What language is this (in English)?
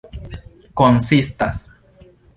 Esperanto